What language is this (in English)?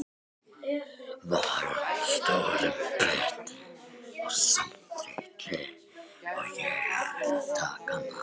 Icelandic